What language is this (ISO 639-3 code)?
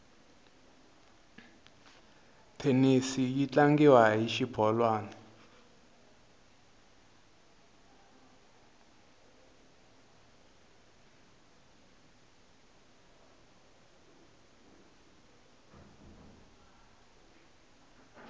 tso